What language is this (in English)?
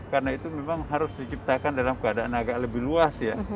Indonesian